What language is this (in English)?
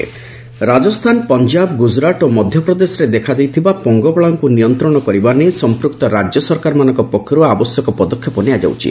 Odia